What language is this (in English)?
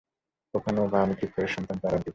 Bangla